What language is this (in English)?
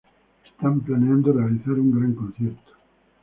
Spanish